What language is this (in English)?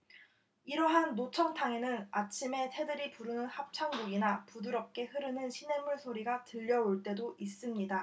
Korean